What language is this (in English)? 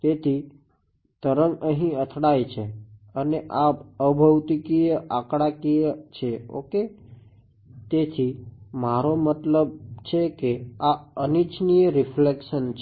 Gujarati